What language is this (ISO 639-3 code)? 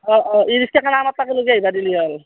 asm